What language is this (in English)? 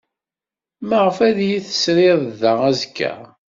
Kabyle